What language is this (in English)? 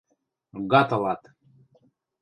Western Mari